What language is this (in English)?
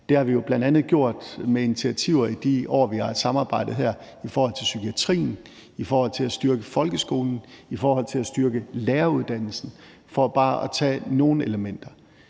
Danish